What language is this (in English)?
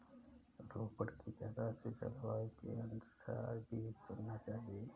Hindi